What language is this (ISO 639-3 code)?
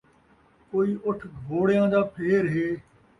skr